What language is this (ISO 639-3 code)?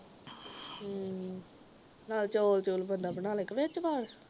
pan